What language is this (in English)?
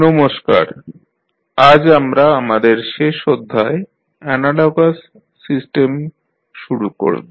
Bangla